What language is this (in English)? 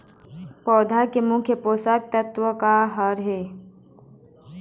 Chhattisgarhi